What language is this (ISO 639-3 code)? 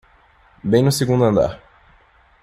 por